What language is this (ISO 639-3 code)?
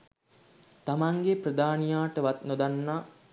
sin